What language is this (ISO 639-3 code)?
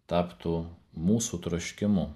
lit